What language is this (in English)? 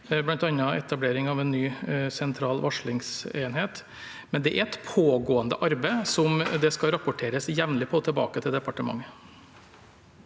Norwegian